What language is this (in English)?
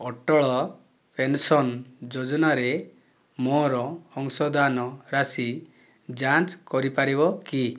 Odia